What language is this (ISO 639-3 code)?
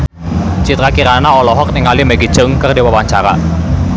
sun